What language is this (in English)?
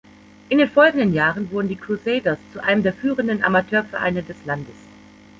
German